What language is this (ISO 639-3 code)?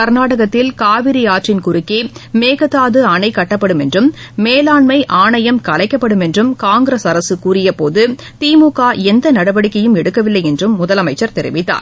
tam